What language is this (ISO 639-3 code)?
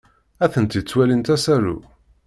kab